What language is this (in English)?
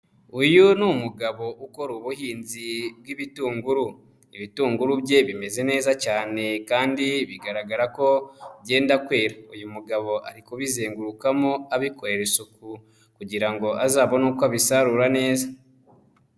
Kinyarwanda